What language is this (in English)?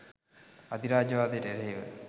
Sinhala